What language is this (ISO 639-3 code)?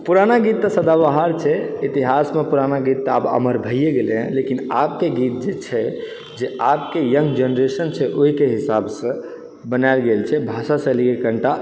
mai